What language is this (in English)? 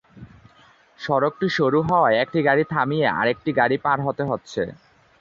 Bangla